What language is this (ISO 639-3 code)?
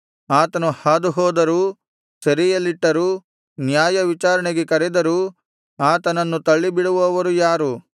kan